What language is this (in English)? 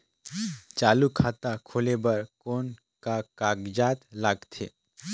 Chhattisgarhi